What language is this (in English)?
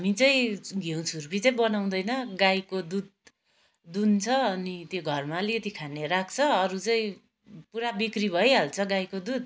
Nepali